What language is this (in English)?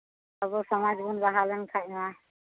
Santali